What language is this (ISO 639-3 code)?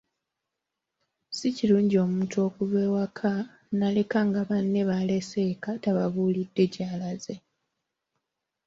lug